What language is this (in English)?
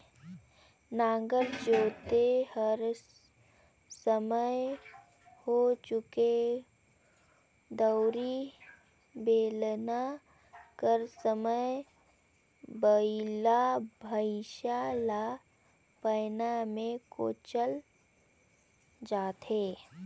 Chhattisgarhi